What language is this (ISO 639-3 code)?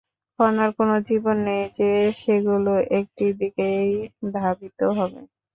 ben